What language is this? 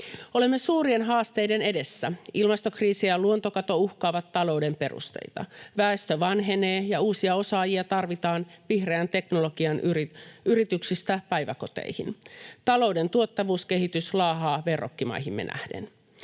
Finnish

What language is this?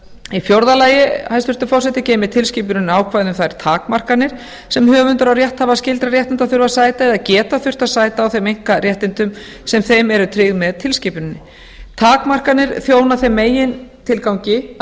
Icelandic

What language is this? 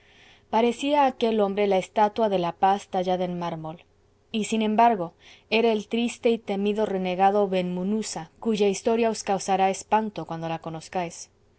Spanish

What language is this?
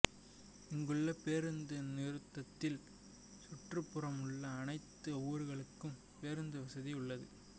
Tamil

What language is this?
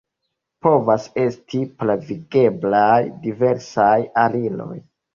Esperanto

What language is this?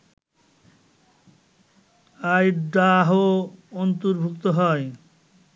Bangla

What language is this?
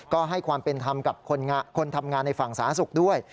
Thai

